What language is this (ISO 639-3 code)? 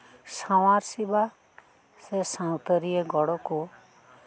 sat